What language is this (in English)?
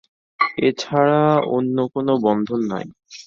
Bangla